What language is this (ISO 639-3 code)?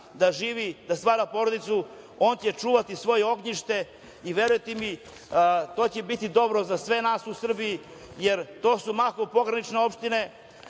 srp